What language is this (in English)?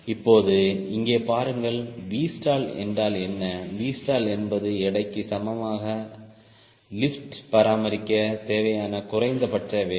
Tamil